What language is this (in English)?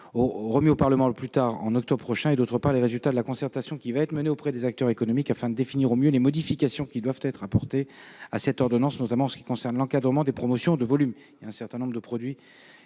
French